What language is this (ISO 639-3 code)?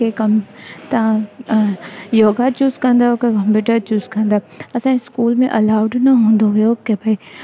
snd